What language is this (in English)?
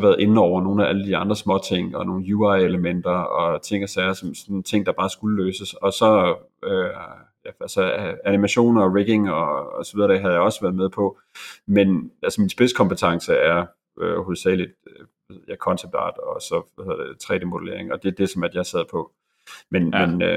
Danish